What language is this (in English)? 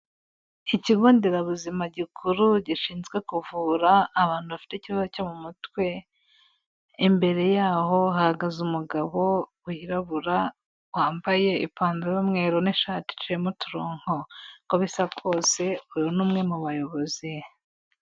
Kinyarwanda